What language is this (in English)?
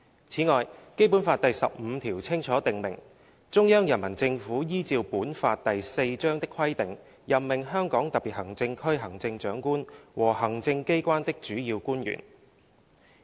Cantonese